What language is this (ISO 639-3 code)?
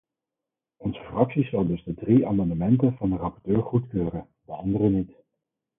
nld